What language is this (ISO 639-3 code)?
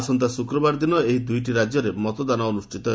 ori